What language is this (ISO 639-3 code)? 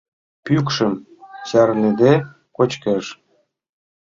chm